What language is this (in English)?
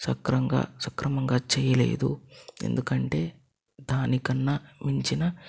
Telugu